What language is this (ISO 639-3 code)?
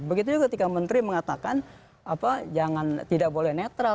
ind